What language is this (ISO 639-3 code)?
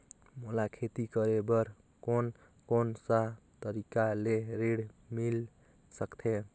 hne